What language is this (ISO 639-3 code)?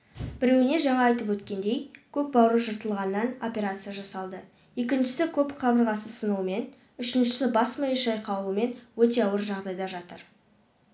kaz